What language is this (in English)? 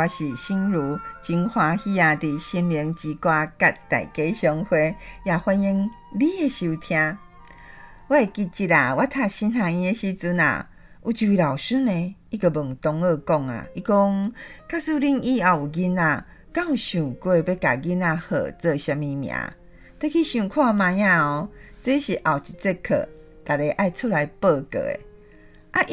Chinese